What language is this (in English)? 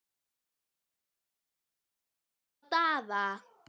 Icelandic